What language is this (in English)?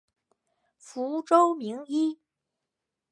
Chinese